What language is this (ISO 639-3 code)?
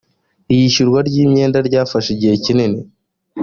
kin